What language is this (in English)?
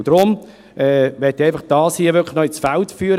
Swiss German